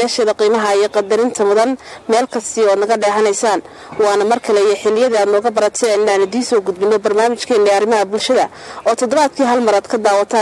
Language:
Arabic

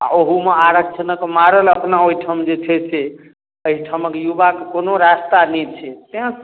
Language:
Maithili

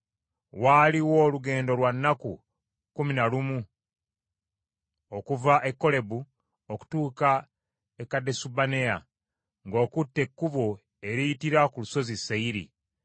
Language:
Ganda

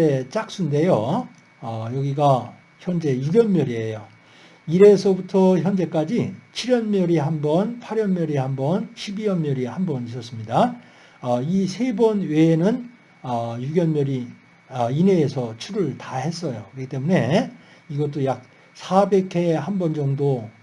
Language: Korean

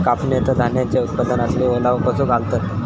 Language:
Marathi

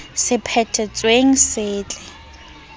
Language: Southern Sotho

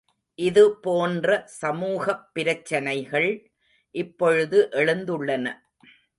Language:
Tamil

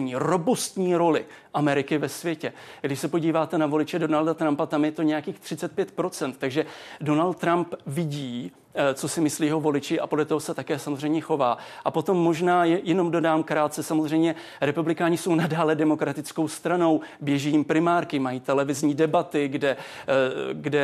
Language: Czech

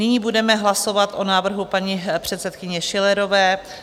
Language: Czech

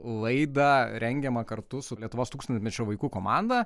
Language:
Lithuanian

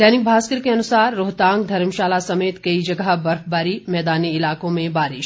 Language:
Hindi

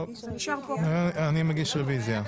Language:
Hebrew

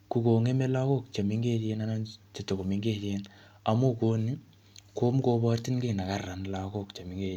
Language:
Kalenjin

